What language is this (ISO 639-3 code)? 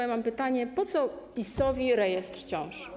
pol